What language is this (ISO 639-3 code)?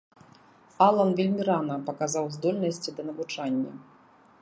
bel